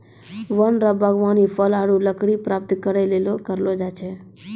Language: Maithili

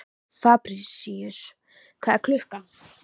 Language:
Icelandic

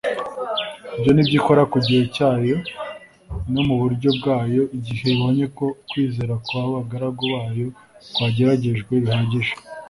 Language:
Kinyarwanda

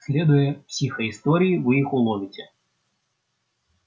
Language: Russian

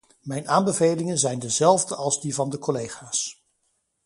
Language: Dutch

